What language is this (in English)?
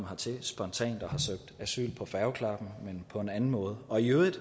Danish